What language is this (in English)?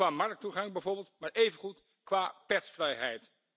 Dutch